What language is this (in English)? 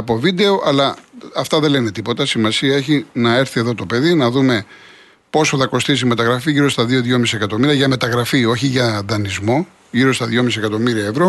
Greek